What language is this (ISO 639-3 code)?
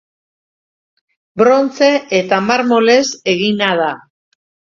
eus